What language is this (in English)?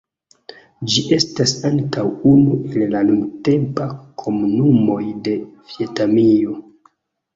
Esperanto